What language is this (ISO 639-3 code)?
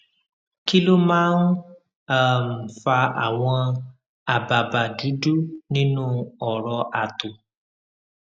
yor